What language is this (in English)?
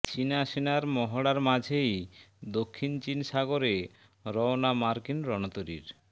Bangla